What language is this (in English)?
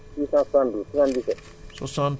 Wolof